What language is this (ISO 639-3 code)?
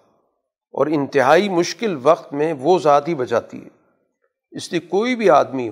urd